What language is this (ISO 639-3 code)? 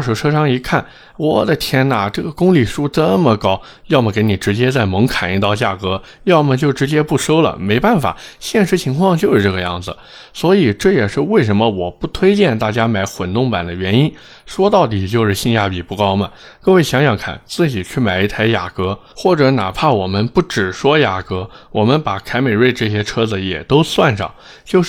zho